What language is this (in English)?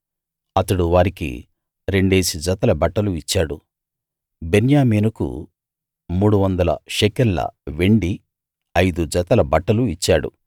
Telugu